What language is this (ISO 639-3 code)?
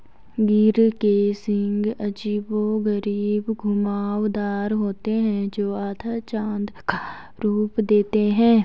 hin